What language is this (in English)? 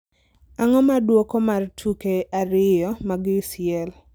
Luo (Kenya and Tanzania)